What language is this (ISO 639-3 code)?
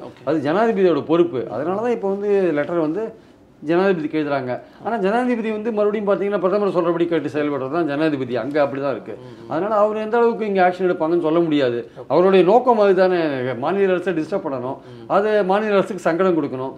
tam